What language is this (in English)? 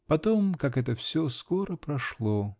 Russian